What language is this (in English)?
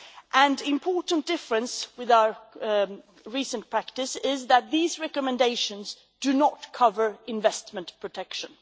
English